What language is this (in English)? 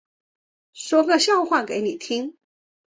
Chinese